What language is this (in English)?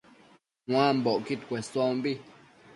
Matsés